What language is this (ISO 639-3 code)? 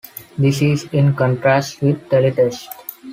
eng